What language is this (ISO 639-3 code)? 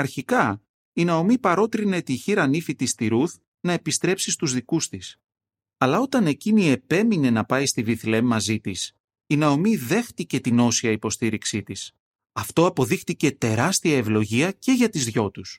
ell